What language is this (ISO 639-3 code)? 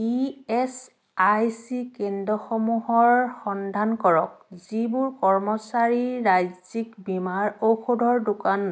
asm